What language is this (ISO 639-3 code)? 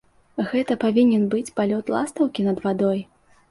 bel